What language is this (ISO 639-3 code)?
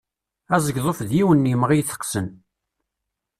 kab